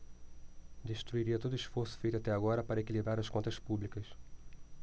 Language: Portuguese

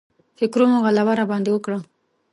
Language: Pashto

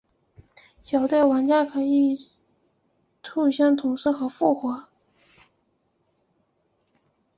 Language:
Chinese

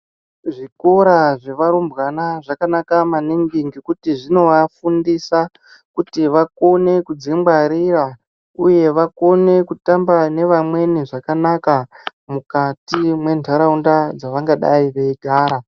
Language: Ndau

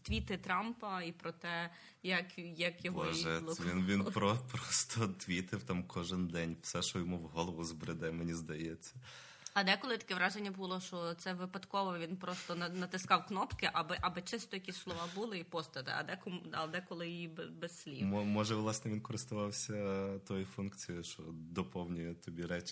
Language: Ukrainian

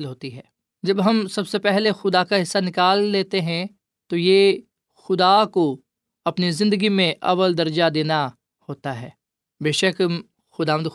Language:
Urdu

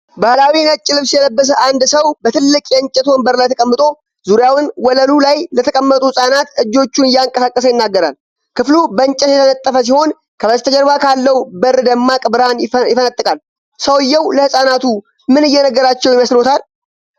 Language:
Amharic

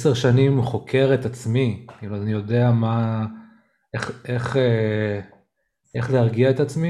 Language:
Hebrew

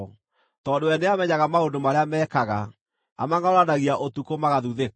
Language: Kikuyu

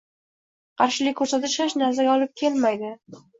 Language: Uzbek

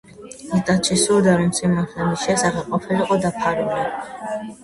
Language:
Georgian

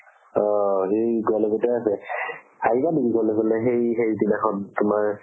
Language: Assamese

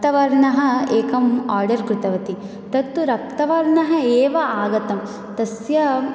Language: Sanskrit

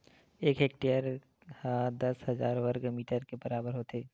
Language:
Chhattisgarhi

